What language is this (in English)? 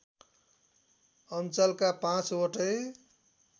Nepali